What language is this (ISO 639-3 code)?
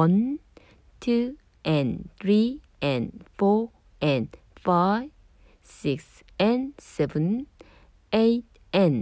kor